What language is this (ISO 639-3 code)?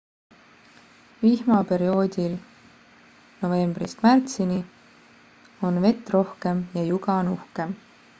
est